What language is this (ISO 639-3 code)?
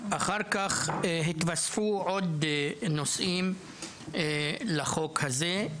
heb